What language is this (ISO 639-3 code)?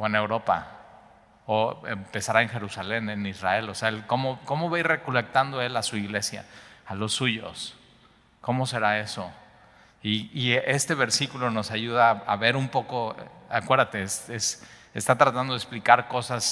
spa